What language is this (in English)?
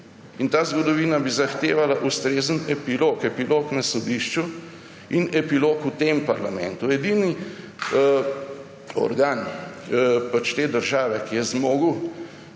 Slovenian